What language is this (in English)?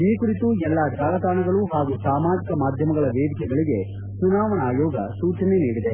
Kannada